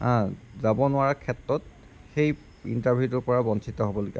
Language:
Assamese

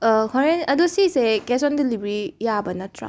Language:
Manipuri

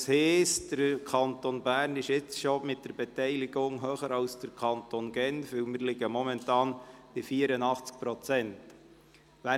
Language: Swiss German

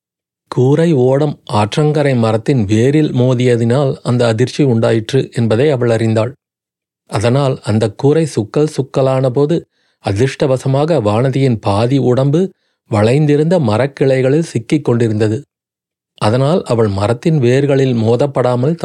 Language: Tamil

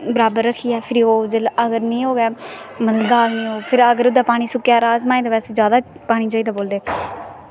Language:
Dogri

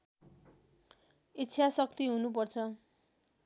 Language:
Nepali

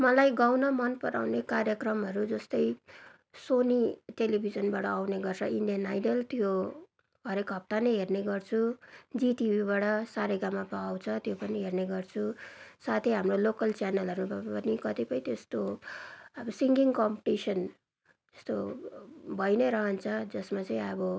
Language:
Nepali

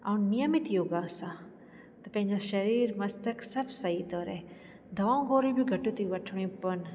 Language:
Sindhi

